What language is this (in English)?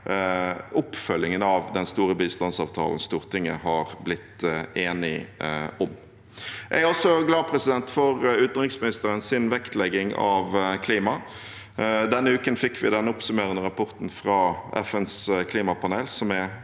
Norwegian